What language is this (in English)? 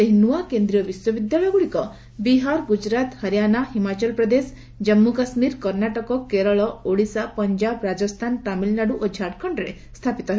Odia